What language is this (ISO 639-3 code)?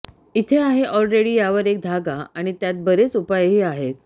mar